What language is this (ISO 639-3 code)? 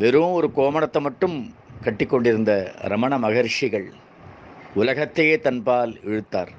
tam